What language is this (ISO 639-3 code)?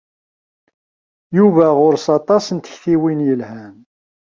kab